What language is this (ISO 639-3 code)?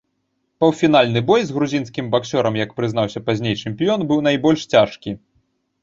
bel